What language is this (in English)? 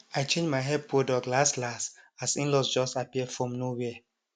Nigerian Pidgin